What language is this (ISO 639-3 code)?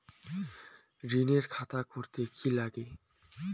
ben